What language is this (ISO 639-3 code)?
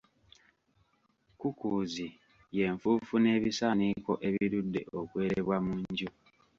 lug